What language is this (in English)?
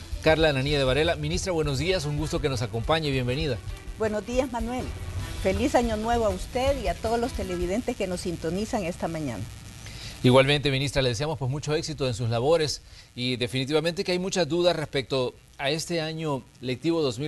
Spanish